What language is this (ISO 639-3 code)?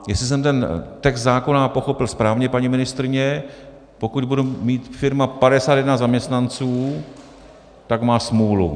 ces